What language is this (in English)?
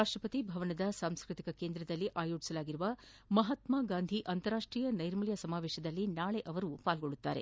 Kannada